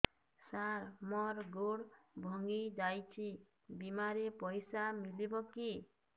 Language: Odia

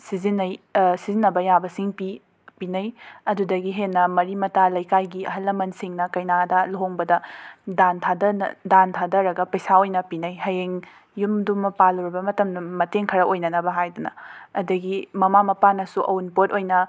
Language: Manipuri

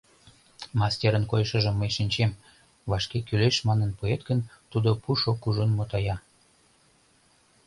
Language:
Mari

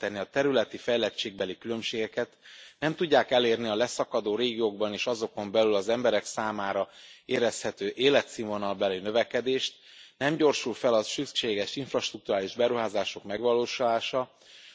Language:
Hungarian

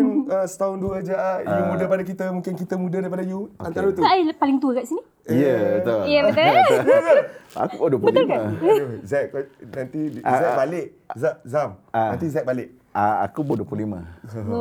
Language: Malay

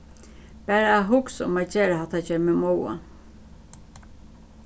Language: Faroese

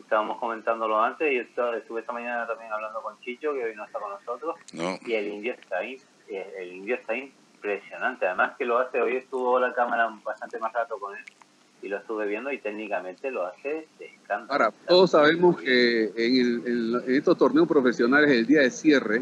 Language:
Spanish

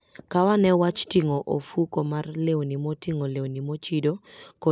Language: Luo (Kenya and Tanzania)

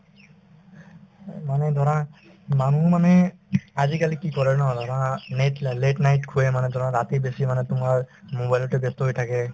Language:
Assamese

